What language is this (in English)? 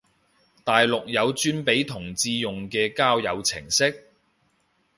Cantonese